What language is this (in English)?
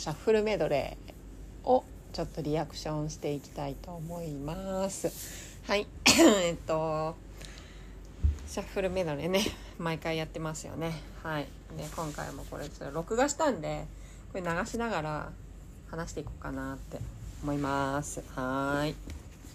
Japanese